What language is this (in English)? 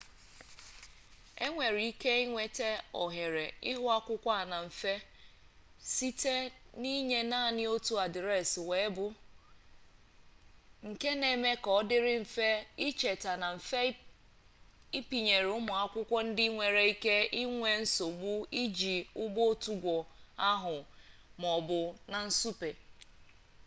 Igbo